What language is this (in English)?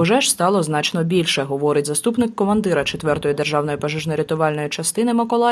Ukrainian